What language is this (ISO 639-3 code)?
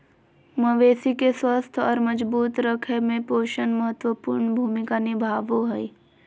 mag